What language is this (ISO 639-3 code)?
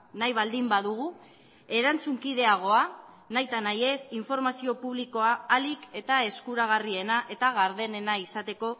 eus